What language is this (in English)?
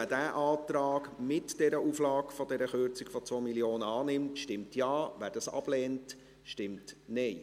Swiss German